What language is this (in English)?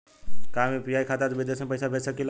Bhojpuri